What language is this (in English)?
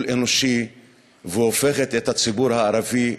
Hebrew